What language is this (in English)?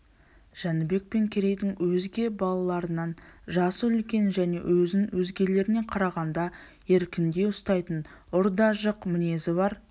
Kazakh